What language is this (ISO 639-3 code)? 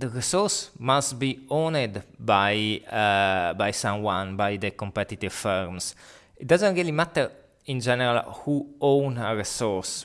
eng